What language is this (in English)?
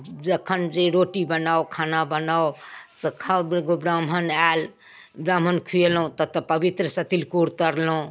Maithili